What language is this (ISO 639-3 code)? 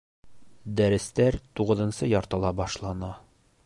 bak